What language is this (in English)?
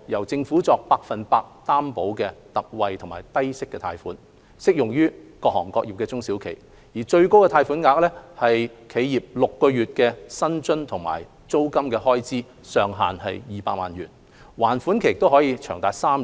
Cantonese